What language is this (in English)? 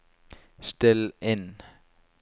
Norwegian